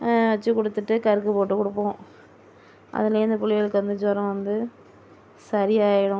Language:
Tamil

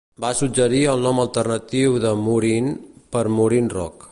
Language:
Catalan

